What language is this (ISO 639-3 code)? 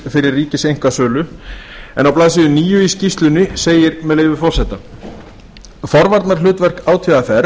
isl